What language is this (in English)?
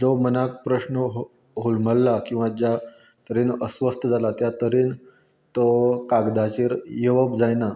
Konkani